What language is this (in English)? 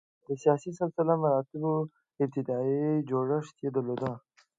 Pashto